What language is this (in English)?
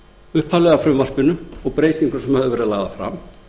Icelandic